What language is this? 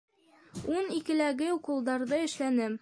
Bashkir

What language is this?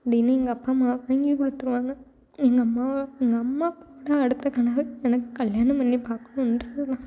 Tamil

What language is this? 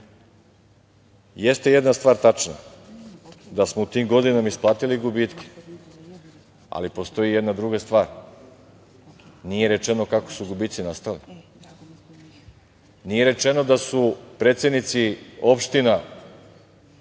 Serbian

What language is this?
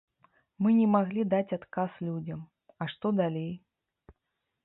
Belarusian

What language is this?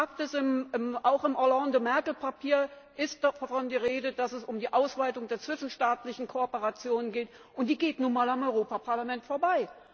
German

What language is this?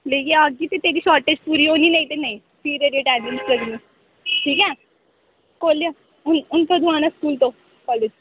Dogri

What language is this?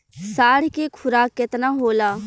Bhojpuri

